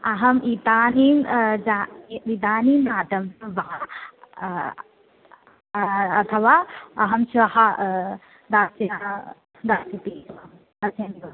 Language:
Sanskrit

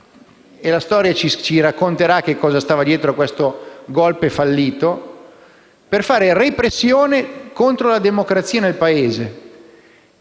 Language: Italian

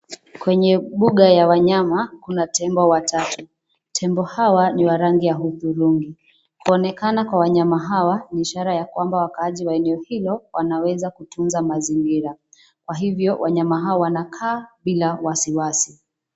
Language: Swahili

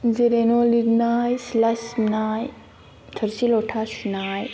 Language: Bodo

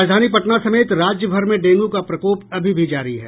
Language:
Hindi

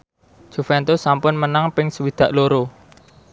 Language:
Javanese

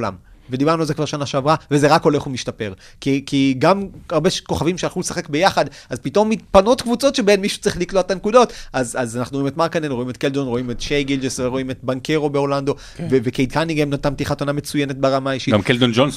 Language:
Hebrew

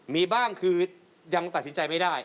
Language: Thai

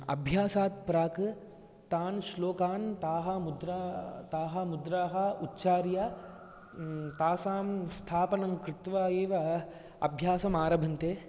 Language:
Sanskrit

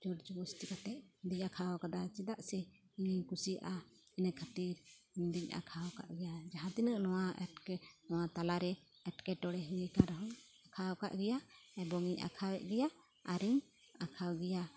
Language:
Santali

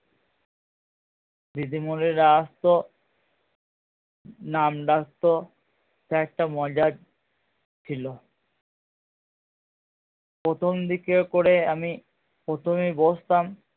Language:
Bangla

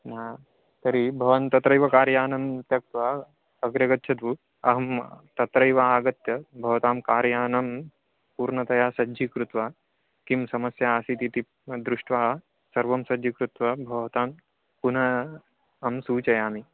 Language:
Sanskrit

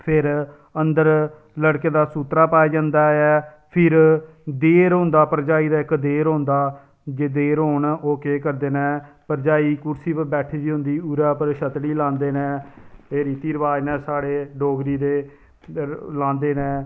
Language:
Dogri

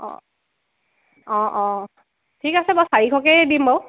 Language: Assamese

